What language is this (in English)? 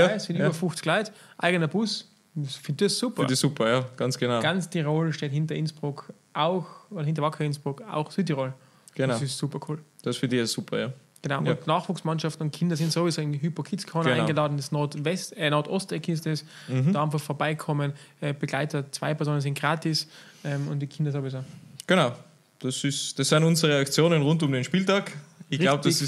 German